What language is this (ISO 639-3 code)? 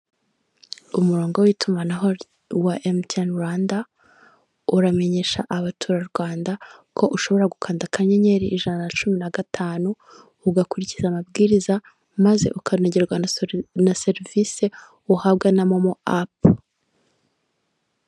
kin